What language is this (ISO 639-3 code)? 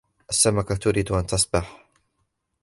ara